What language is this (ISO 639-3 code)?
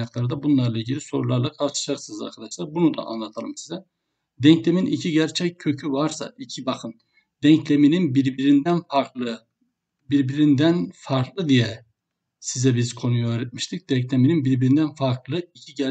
tur